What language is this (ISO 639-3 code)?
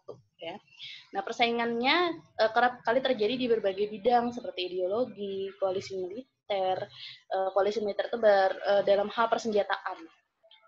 ind